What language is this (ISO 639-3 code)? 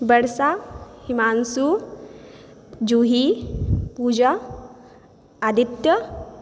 mai